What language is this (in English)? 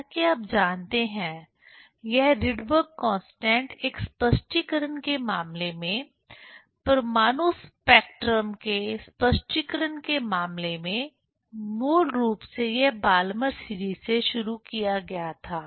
Hindi